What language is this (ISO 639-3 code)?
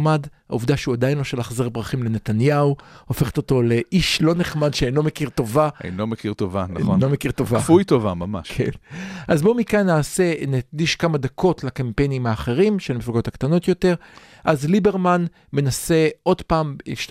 heb